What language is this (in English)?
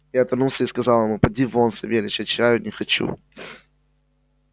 Russian